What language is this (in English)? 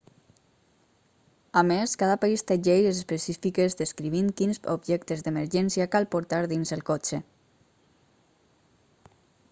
Catalan